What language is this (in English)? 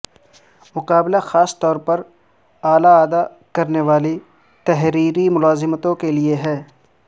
Urdu